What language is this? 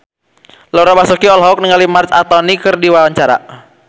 Sundanese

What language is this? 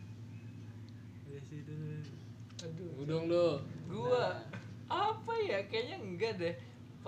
Indonesian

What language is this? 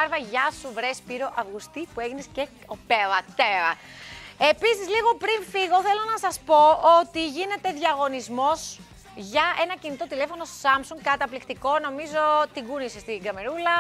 Greek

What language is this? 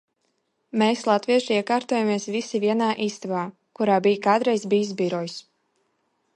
Latvian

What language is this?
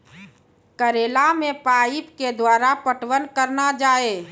Maithili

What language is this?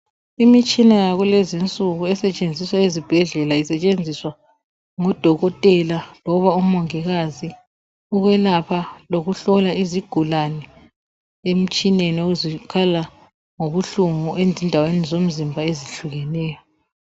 North Ndebele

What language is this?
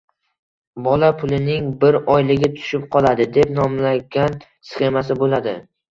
Uzbek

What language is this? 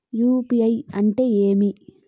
Telugu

